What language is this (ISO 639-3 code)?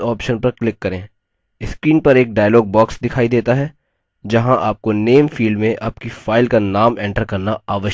hin